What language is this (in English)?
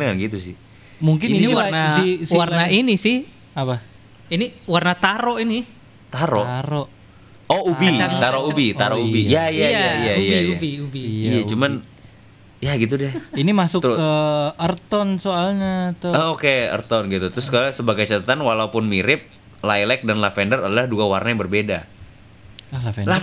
Indonesian